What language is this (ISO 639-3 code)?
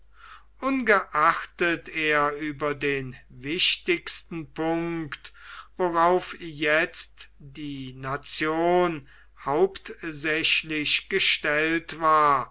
deu